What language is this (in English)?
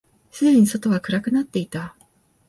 Japanese